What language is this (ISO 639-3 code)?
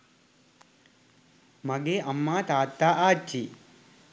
sin